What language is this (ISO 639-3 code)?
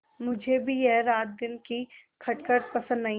hin